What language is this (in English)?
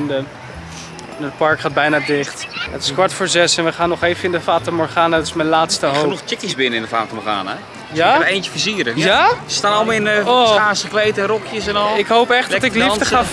Dutch